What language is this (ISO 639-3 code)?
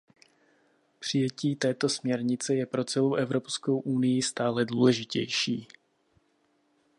ces